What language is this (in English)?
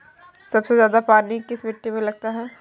Hindi